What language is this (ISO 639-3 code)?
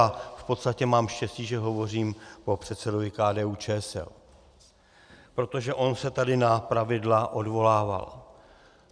ces